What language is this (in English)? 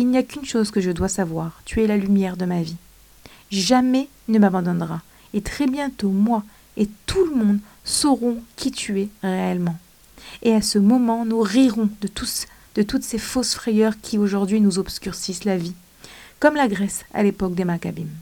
French